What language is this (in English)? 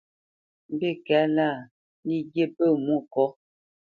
Bamenyam